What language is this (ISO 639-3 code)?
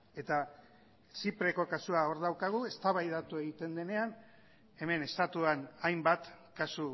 eus